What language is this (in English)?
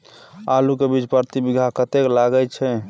Maithili